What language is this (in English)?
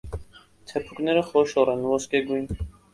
Armenian